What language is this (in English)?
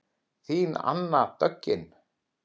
Icelandic